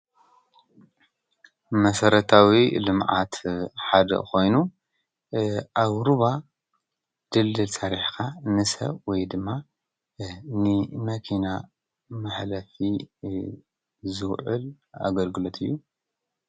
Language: Tigrinya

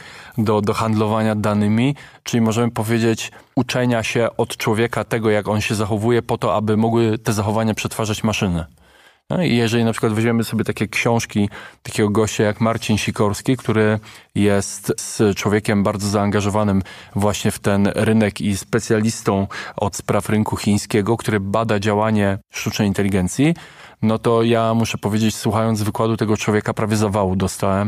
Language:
Polish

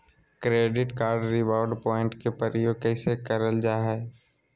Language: Magahi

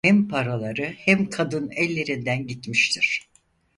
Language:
Turkish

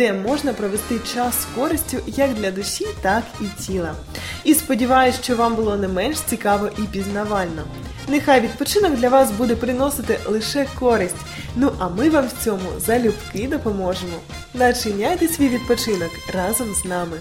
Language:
Ukrainian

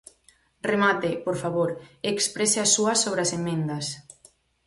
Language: Galician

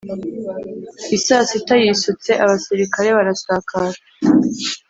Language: Kinyarwanda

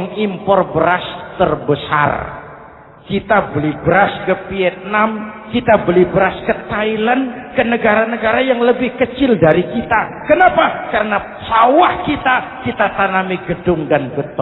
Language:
Indonesian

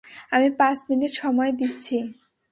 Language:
Bangla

